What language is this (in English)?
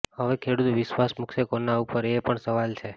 Gujarati